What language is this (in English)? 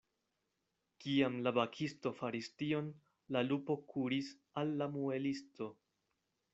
Esperanto